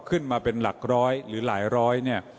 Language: Thai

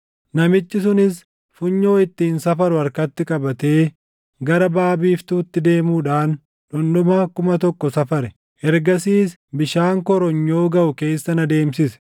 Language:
Oromo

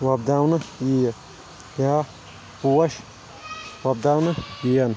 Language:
Kashmiri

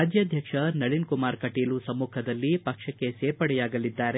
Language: Kannada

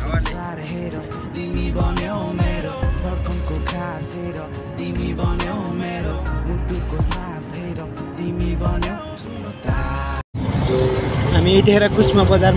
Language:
Thai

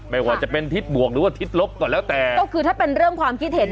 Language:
Thai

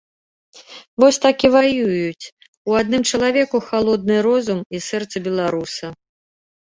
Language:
Belarusian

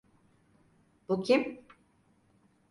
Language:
Turkish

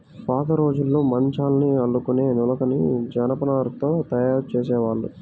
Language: Telugu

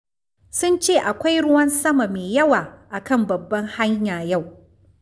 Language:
Hausa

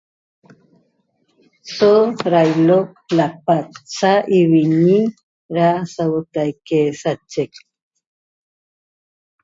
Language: Toba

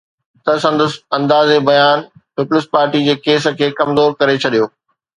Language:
Sindhi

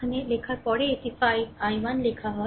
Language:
Bangla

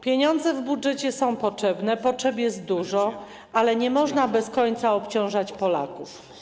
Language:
Polish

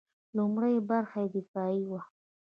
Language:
Pashto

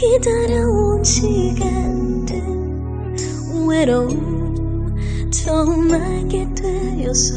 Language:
Korean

